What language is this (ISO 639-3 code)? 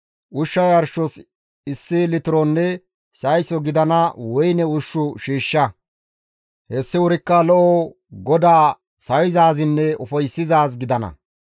gmv